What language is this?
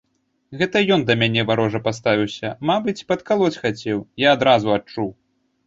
Belarusian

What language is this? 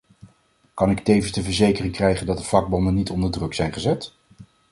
Dutch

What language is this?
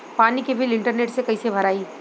Bhojpuri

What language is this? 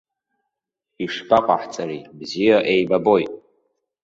Abkhazian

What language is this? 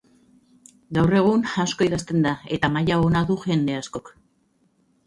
Basque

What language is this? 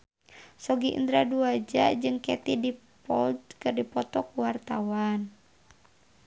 Sundanese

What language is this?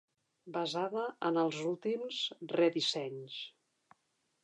Catalan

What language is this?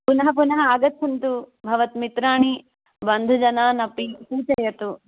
Sanskrit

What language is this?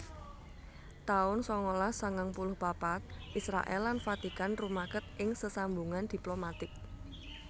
Javanese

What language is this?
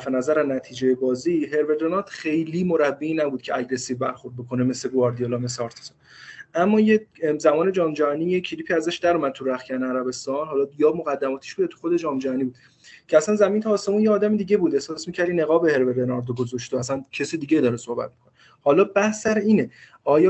Persian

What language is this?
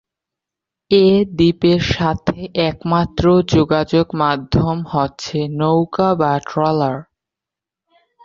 Bangla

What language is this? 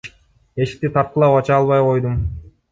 Kyrgyz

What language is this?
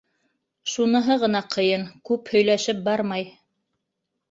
Bashkir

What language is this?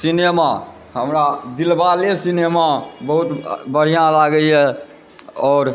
Maithili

